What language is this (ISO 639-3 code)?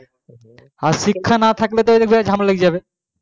ben